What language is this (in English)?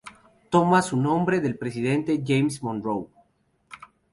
Spanish